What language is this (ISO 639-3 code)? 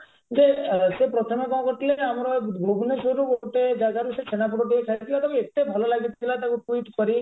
ori